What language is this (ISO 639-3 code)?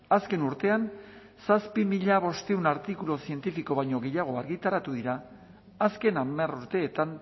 eus